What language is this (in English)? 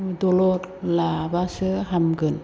Bodo